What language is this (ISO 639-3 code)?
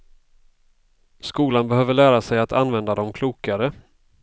swe